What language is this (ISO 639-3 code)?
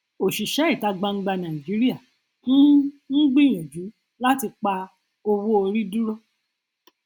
yor